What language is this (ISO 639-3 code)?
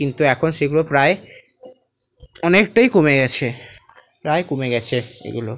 ben